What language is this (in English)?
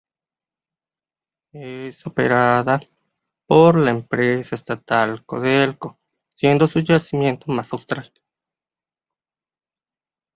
Spanish